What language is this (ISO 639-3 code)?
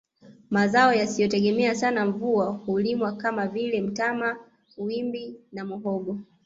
swa